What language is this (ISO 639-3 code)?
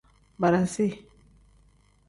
kdh